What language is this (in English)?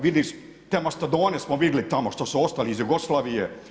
Croatian